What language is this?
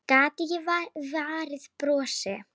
Icelandic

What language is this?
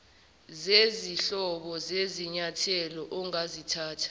Zulu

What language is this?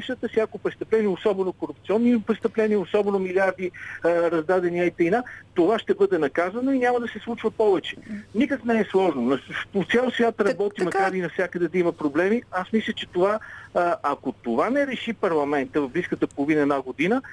Bulgarian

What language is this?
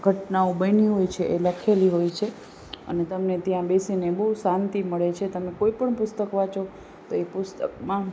Gujarati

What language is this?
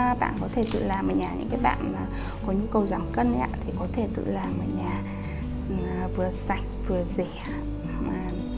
Vietnamese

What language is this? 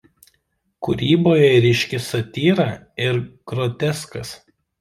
Lithuanian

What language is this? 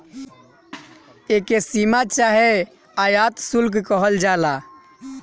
Bhojpuri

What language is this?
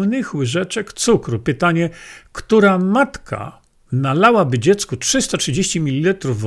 Polish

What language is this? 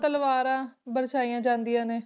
Punjabi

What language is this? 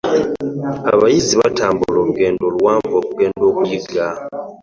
Ganda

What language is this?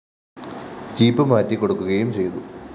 Malayalam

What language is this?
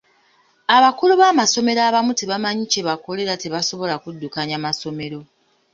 Ganda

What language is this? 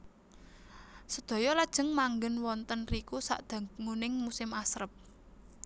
Javanese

